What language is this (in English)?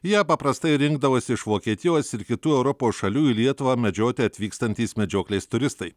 Lithuanian